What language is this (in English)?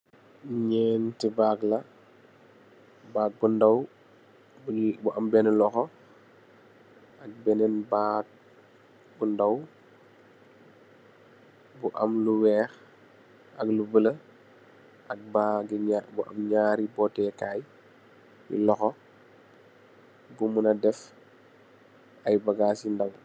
Wolof